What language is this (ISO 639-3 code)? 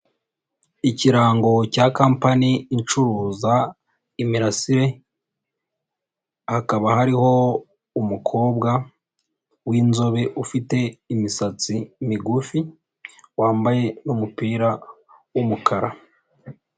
kin